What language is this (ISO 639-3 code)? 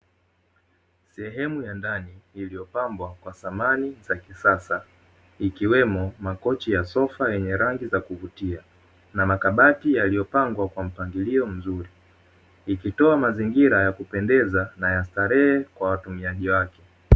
swa